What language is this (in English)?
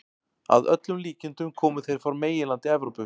Icelandic